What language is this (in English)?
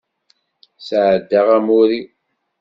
Kabyle